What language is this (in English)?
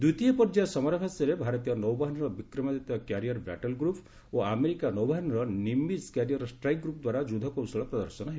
Odia